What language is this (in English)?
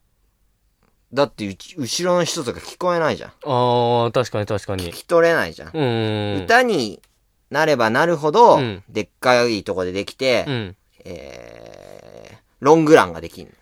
Japanese